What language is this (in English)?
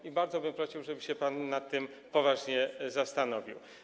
Polish